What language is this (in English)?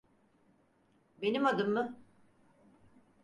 Turkish